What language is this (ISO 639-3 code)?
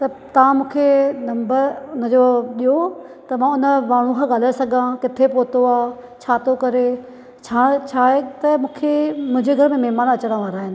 snd